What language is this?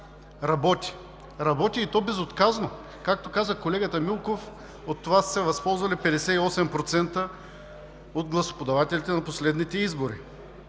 Bulgarian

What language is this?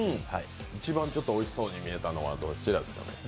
Japanese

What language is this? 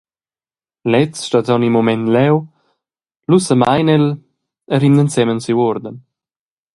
Romansh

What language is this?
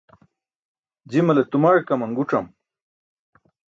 Burushaski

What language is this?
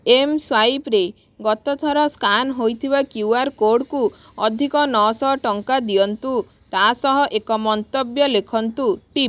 Odia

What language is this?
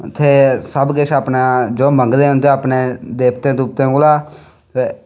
Dogri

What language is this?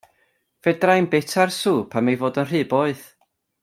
Welsh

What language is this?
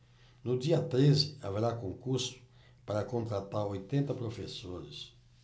Portuguese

